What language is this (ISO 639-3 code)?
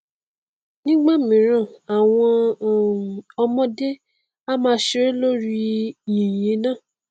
yor